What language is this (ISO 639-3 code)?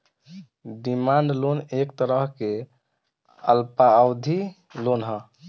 bho